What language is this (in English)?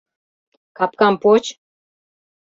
Mari